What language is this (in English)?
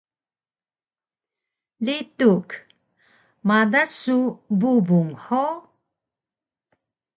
Taroko